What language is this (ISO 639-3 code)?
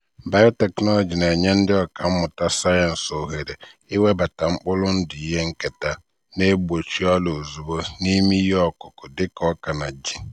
ibo